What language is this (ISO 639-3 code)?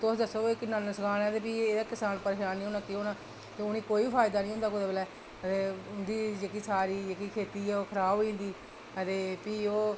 doi